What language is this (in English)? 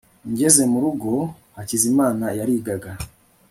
Kinyarwanda